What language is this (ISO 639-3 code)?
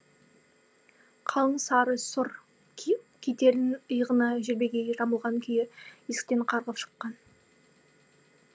kaz